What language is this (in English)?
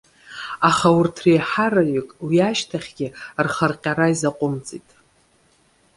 Abkhazian